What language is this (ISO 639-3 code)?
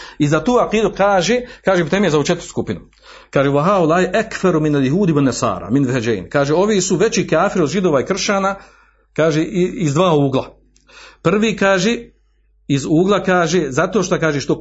hrv